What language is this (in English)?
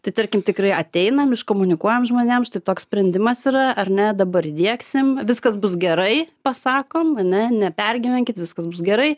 Lithuanian